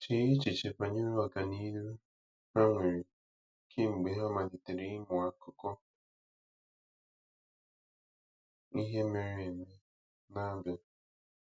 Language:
Igbo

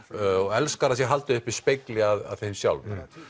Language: Icelandic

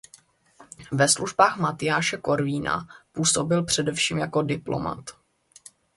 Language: Czech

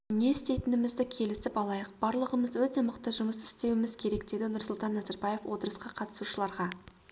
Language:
Kazakh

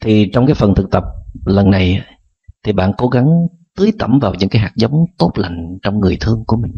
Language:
Vietnamese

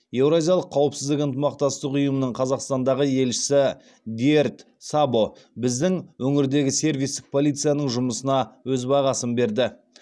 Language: Kazakh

